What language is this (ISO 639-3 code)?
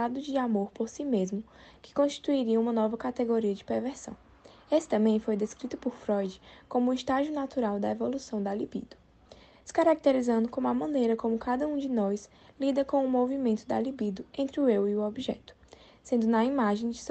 por